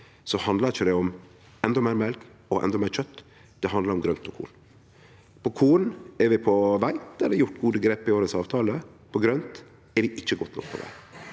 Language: Norwegian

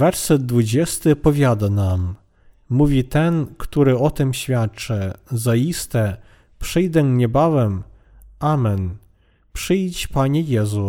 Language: Polish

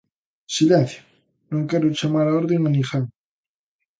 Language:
Galician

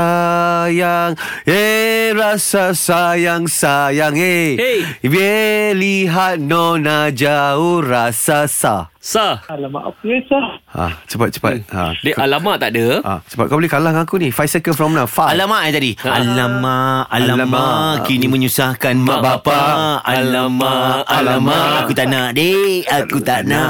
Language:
Malay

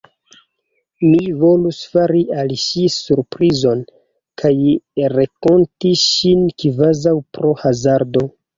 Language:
Esperanto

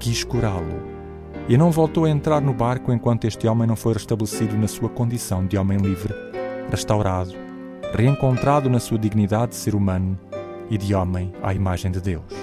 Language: Portuguese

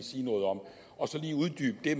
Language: Danish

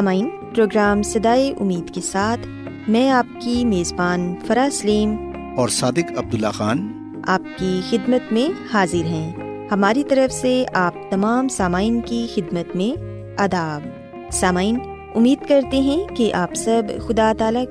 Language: Urdu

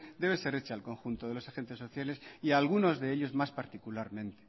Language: Spanish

